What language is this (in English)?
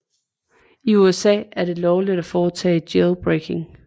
Danish